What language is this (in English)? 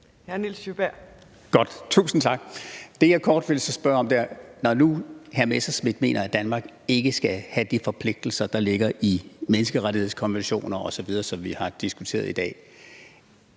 Danish